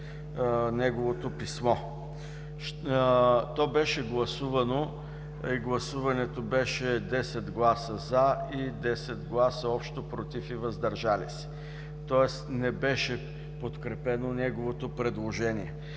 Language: Bulgarian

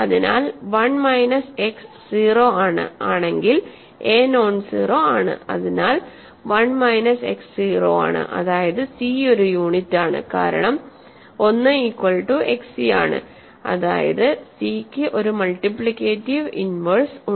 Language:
Malayalam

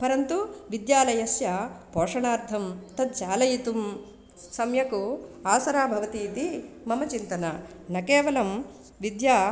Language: Sanskrit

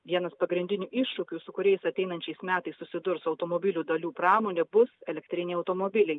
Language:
Lithuanian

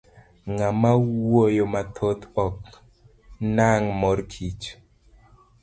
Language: Luo (Kenya and Tanzania)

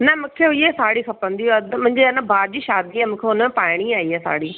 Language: Sindhi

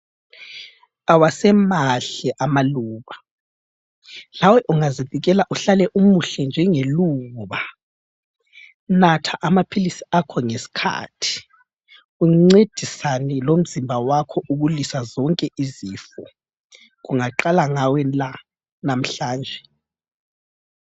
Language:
North Ndebele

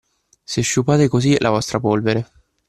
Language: Italian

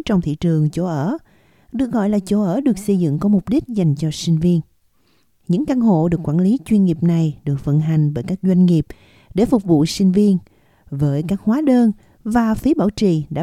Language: Vietnamese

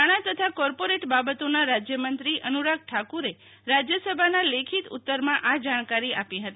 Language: Gujarati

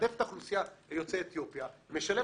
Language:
Hebrew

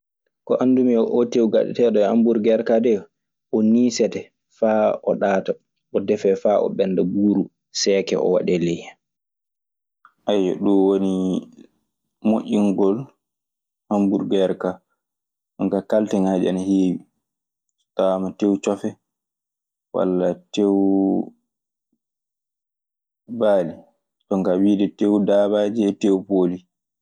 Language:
Maasina Fulfulde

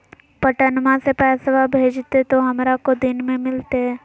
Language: Magahi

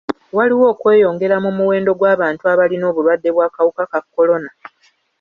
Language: Ganda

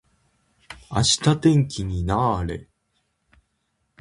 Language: Japanese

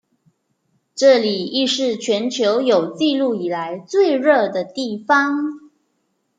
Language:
Chinese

